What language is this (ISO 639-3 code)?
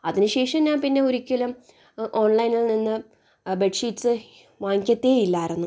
mal